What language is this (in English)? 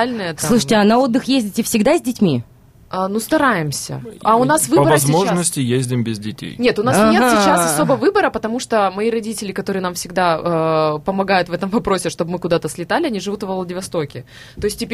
Russian